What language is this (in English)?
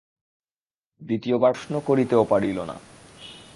Bangla